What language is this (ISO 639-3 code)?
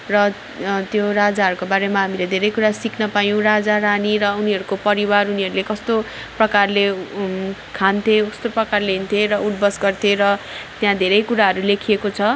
nep